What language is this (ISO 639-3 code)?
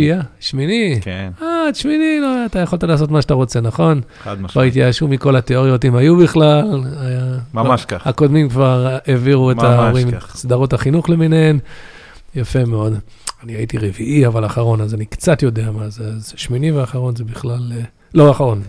heb